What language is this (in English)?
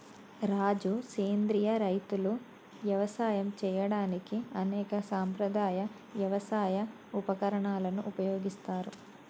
Telugu